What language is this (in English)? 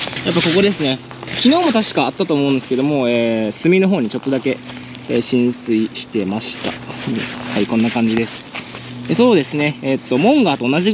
Japanese